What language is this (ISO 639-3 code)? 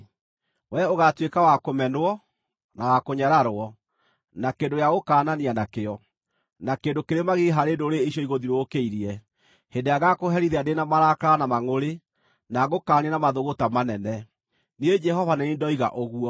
kik